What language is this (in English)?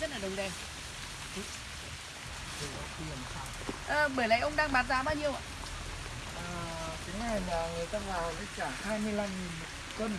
Vietnamese